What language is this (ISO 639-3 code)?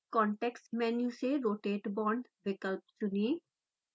hin